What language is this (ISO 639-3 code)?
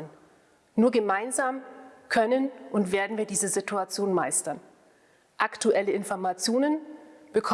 deu